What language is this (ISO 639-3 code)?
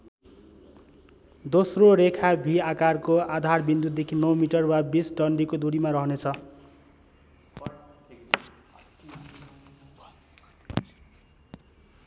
nep